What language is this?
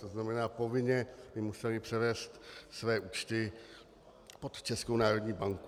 Czech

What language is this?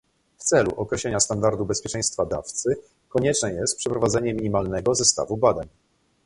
Polish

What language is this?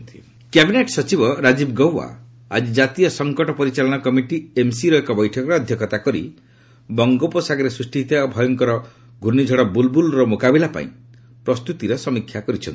Odia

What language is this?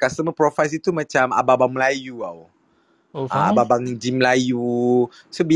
Malay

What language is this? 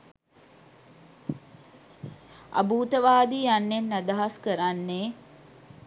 Sinhala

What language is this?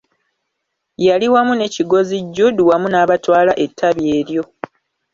Ganda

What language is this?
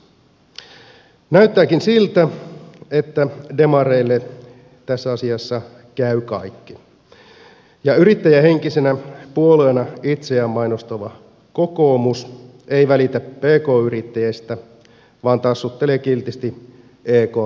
Finnish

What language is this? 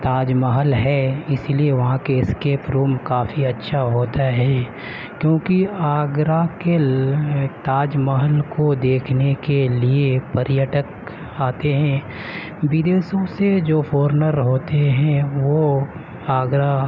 Urdu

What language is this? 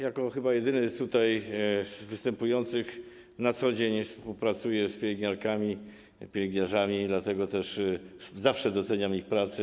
Polish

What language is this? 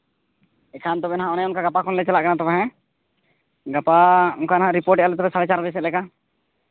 Santali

